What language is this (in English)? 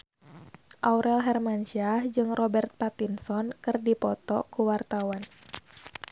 Sundanese